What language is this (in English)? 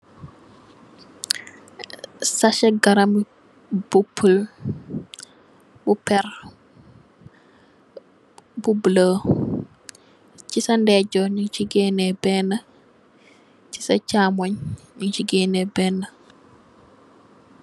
Wolof